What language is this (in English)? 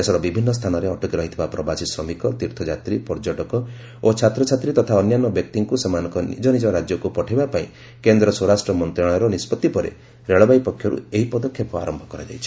Odia